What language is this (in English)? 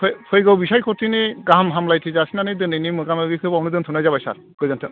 Bodo